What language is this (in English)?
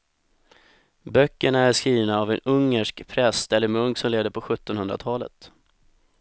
Swedish